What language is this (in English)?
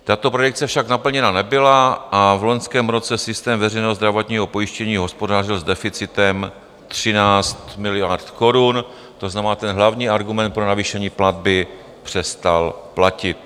Czech